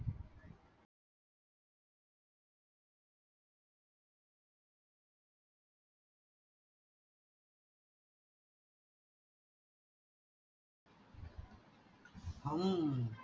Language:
Marathi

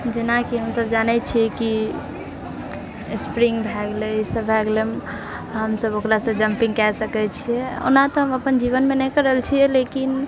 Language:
Maithili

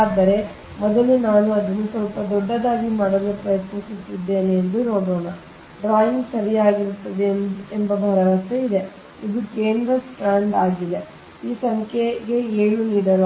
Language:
Kannada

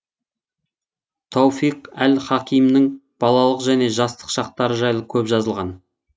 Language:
Kazakh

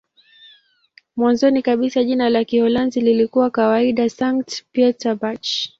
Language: Swahili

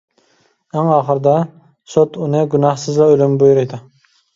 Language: Uyghur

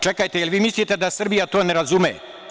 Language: Serbian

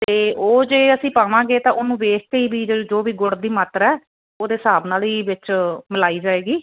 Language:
Punjabi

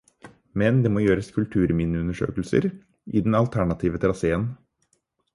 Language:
Norwegian Bokmål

